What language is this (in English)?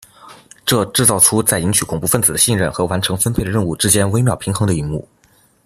Chinese